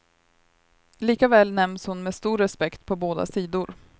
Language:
Swedish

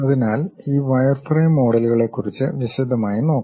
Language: Malayalam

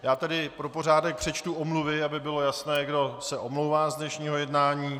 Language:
Czech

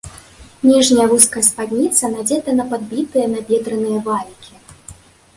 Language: Belarusian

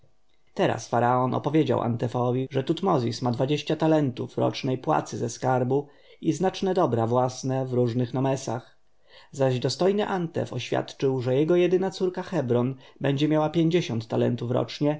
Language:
Polish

